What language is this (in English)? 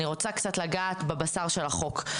Hebrew